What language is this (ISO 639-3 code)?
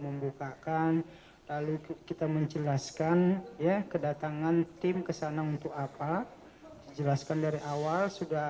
ind